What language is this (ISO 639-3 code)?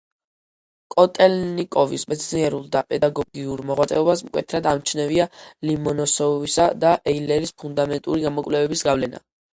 kat